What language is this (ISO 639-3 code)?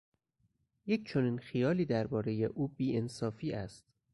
fas